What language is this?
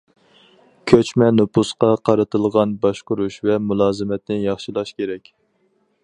Uyghur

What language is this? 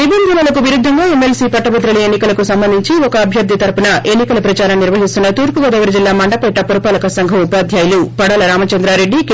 Telugu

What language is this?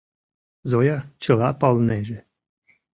Mari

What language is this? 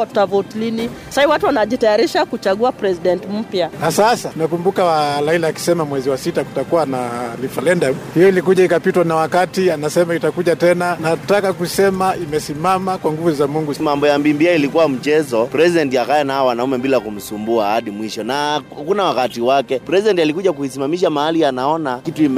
Swahili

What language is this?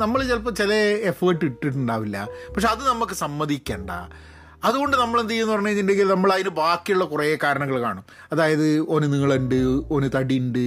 Malayalam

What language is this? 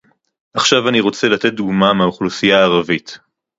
Hebrew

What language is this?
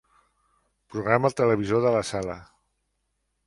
Catalan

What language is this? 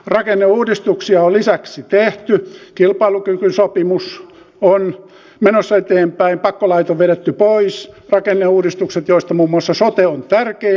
Finnish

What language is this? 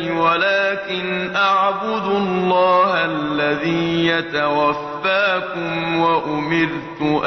Arabic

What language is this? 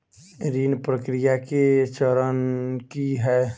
Maithili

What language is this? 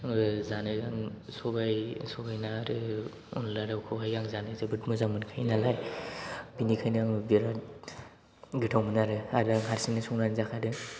Bodo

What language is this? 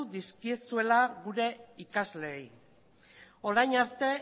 Basque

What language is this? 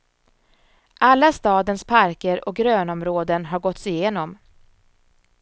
Swedish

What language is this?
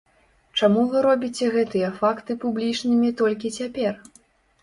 Belarusian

